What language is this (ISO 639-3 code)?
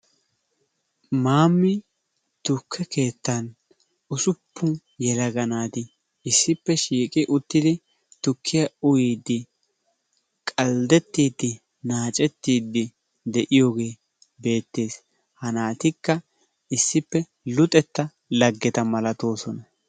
wal